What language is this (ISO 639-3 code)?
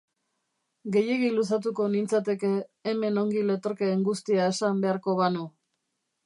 eus